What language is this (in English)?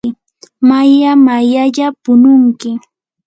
Yanahuanca Pasco Quechua